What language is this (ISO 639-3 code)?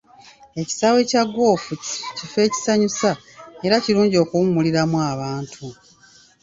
lug